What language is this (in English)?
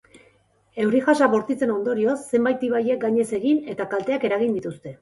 Basque